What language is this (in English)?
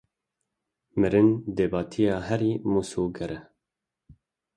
Kurdish